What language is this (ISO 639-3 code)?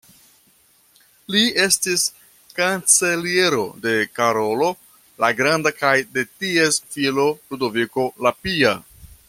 epo